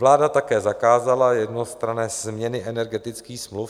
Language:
Czech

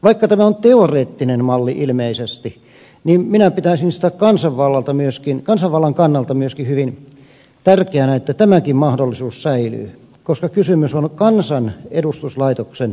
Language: Finnish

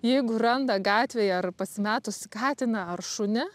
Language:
Lithuanian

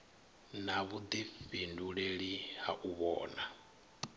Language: Venda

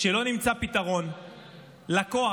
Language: Hebrew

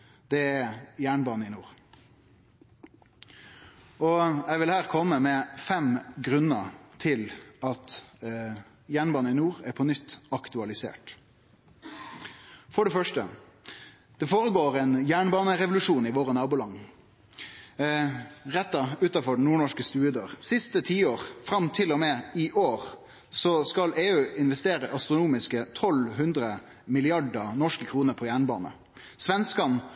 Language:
Norwegian Nynorsk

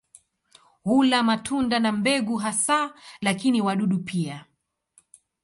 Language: Swahili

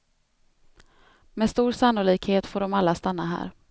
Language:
Swedish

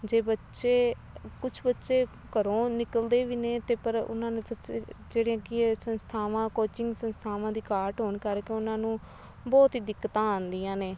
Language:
Punjabi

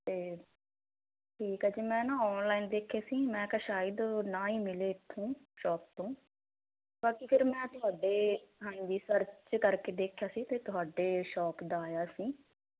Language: Punjabi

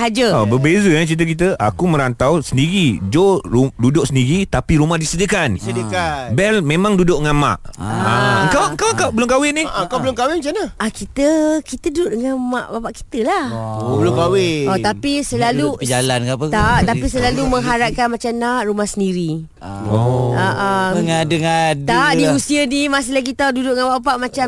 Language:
Malay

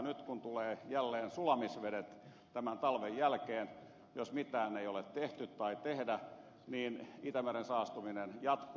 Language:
Finnish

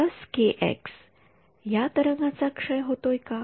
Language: Marathi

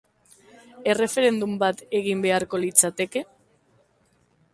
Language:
Basque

